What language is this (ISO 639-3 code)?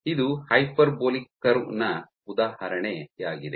kan